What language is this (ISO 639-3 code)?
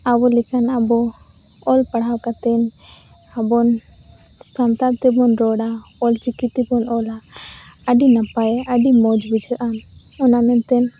sat